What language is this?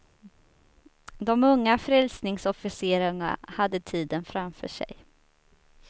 Swedish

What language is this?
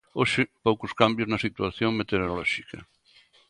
Galician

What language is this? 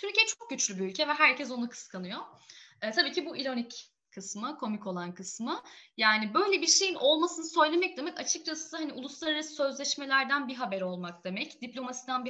Turkish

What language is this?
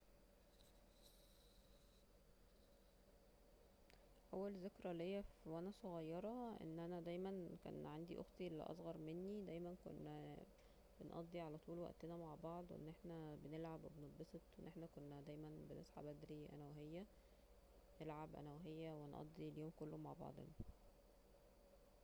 Egyptian Arabic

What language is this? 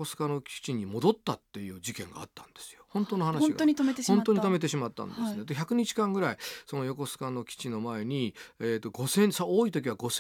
Japanese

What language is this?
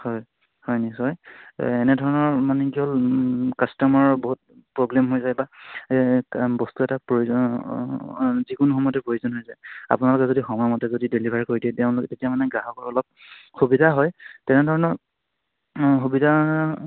Assamese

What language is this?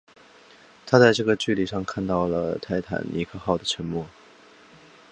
Chinese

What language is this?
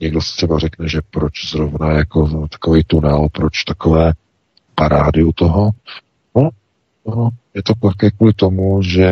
Czech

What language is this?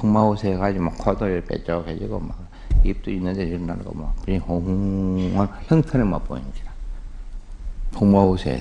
Korean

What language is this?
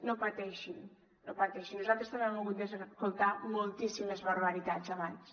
Catalan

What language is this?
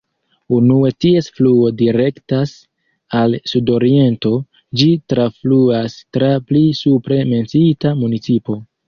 Esperanto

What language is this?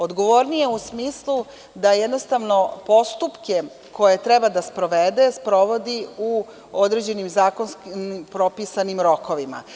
Serbian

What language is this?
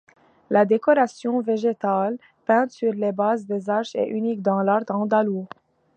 French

